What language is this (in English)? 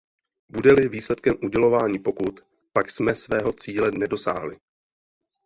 Czech